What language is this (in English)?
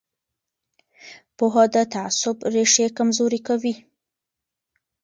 Pashto